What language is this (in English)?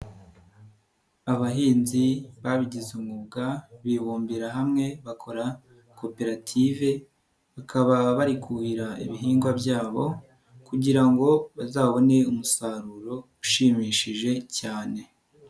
Kinyarwanda